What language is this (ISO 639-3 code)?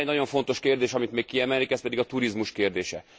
hun